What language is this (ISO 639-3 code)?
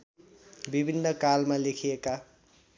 nep